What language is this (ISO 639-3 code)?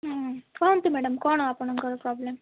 ori